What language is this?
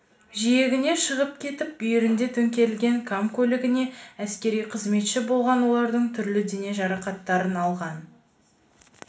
Kazakh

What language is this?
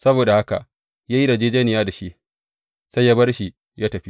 Hausa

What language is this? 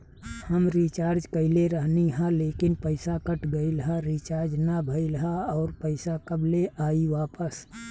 Bhojpuri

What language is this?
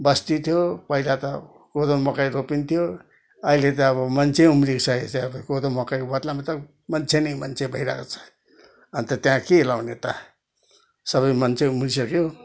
Nepali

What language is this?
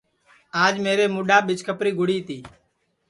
Sansi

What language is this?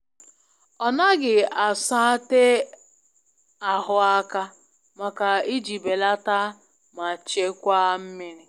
Igbo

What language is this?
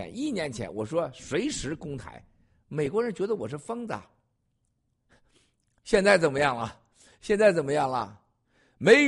Chinese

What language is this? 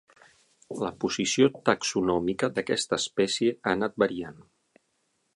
Catalan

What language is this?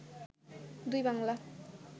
Bangla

